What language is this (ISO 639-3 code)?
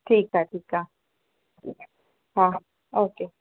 snd